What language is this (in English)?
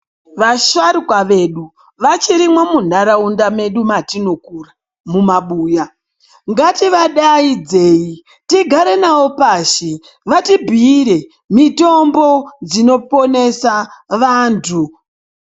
Ndau